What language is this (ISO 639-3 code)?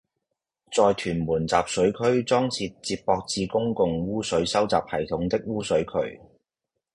yue